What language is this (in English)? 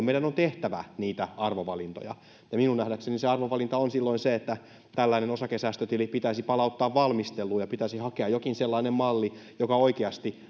Finnish